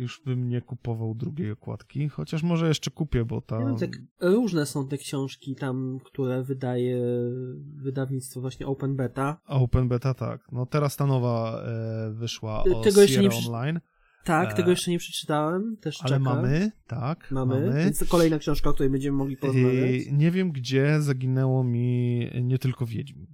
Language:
Polish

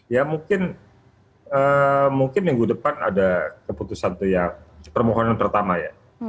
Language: Indonesian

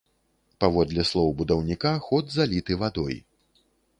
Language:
Belarusian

